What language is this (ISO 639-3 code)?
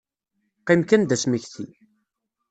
kab